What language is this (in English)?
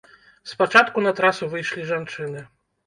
Belarusian